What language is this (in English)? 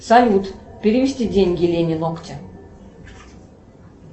Russian